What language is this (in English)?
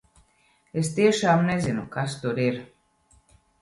Latvian